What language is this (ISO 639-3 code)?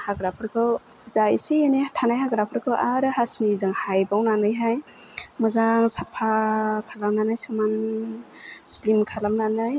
brx